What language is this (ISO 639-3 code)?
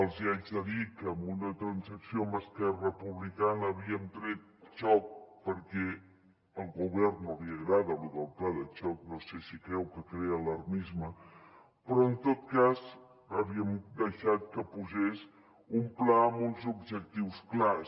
cat